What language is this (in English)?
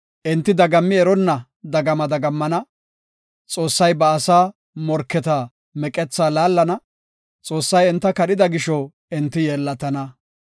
Gofa